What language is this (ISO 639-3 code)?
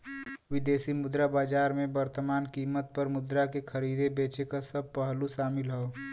bho